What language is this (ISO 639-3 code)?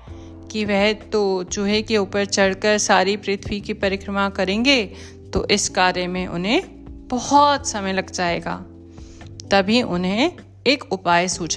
hin